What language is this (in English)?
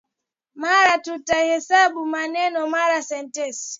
Swahili